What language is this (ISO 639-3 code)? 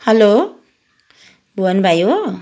nep